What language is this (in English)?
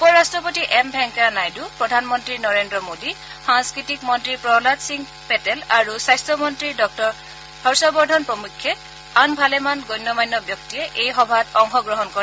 Assamese